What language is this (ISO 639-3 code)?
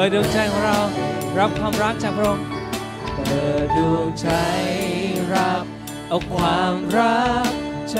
tha